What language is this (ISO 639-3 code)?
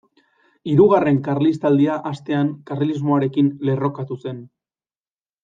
eus